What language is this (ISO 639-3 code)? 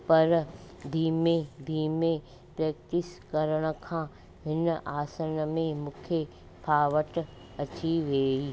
snd